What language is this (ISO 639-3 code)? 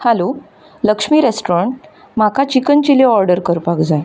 kok